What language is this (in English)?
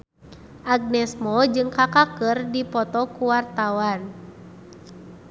Sundanese